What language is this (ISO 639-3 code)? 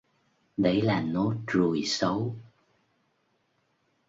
vie